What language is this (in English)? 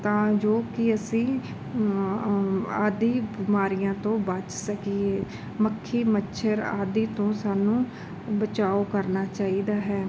Punjabi